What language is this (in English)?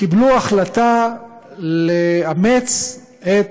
Hebrew